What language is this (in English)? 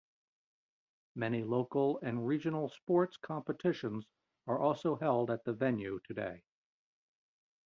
English